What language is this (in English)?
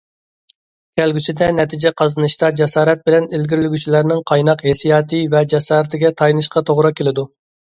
Uyghur